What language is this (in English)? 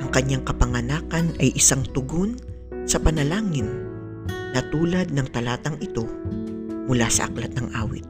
Filipino